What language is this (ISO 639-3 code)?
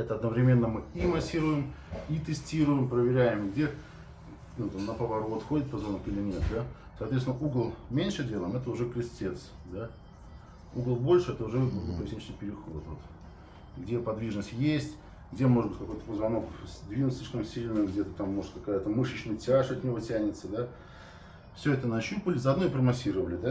rus